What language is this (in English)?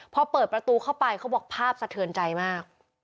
Thai